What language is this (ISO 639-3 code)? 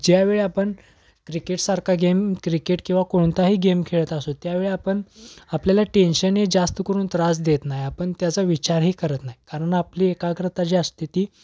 mar